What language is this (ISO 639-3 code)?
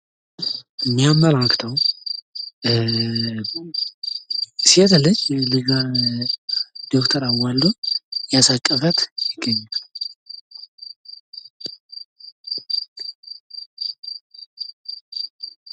amh